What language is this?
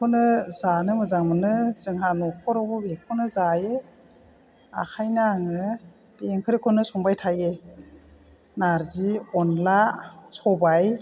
Bodo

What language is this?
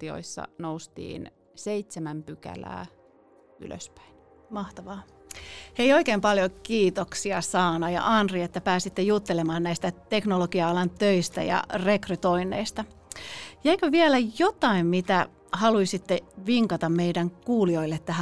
Finnish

